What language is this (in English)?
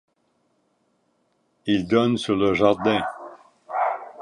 French